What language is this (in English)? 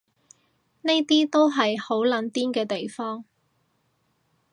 Cantonese